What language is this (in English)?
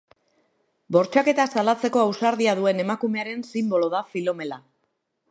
Basque